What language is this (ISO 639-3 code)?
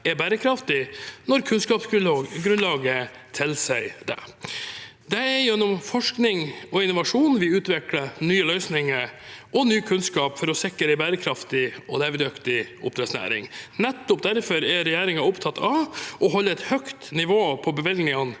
nor